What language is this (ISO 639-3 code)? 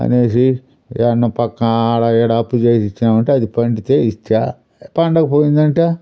tel